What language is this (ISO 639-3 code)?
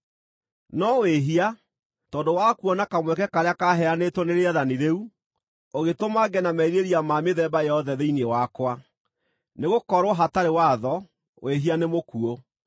kik